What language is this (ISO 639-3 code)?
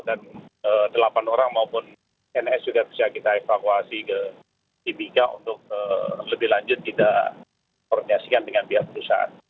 ind